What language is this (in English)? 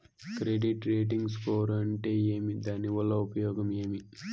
Telugu